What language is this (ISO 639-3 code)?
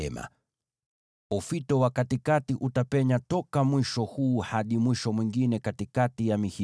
swa